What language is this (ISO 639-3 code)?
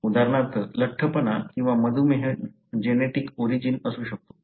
mar